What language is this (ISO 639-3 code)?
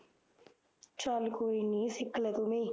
pan